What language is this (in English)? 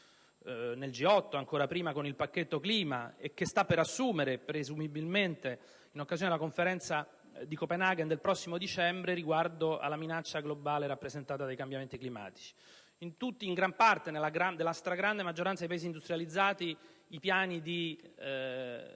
Italian